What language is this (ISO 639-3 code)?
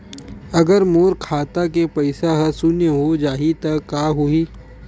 hne